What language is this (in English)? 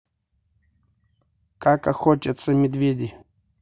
Russian